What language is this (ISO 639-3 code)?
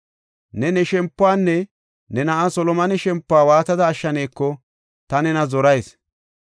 gof